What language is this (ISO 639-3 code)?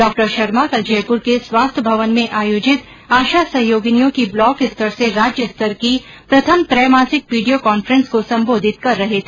hin